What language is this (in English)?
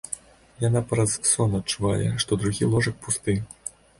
Belarusian